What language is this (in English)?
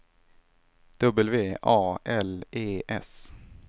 Swedish